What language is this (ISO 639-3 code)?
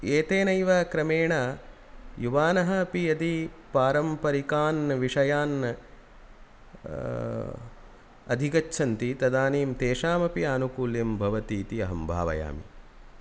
san